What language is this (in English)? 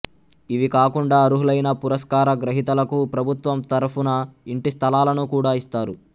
Telugu